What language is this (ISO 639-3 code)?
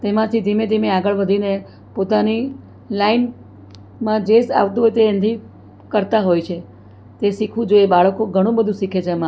guj